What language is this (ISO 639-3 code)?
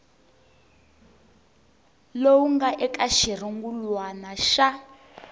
tso